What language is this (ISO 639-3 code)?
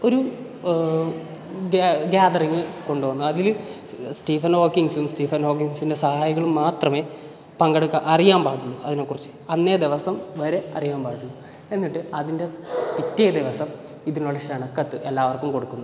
mal